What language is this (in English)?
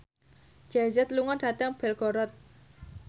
Javanese